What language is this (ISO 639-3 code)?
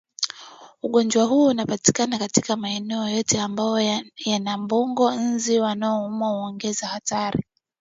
swa